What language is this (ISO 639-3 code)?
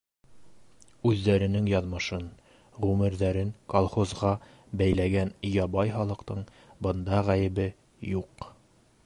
bak